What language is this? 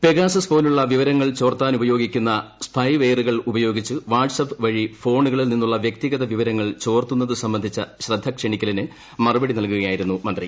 Malayalam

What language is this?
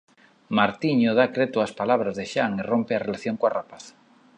Galician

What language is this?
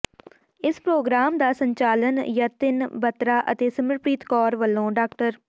Punjabi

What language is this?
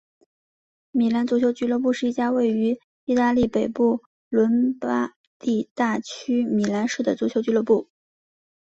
Chinese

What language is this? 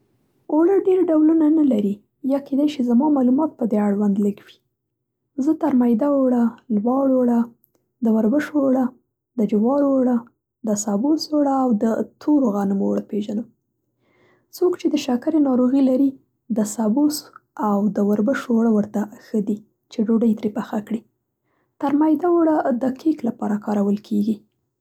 Central Pashto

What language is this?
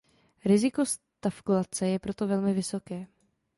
Czech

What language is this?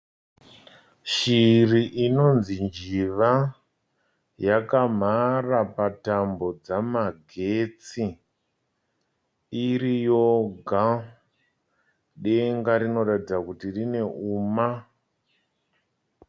Shona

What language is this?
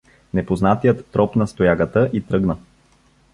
Bulgarian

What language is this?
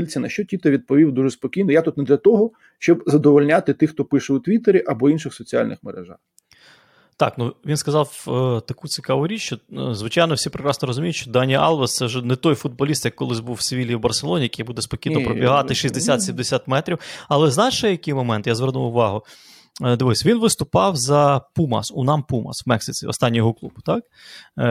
Ukrainian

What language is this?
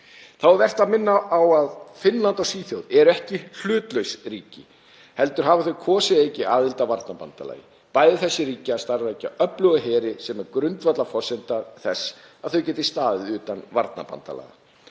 Icelandic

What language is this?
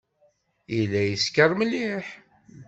Kabyle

